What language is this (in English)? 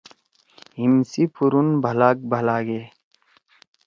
Torwali